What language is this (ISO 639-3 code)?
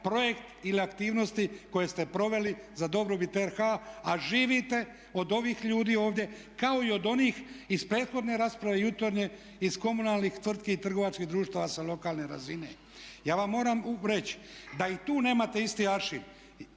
hrv